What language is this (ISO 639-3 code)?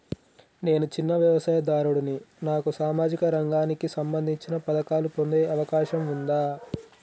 tel